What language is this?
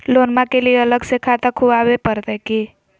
Magahi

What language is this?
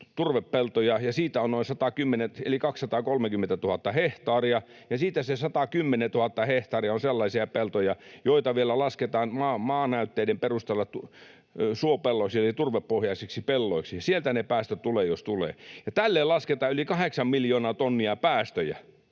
Finnish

